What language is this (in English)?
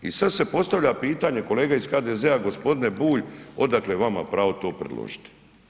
Croatian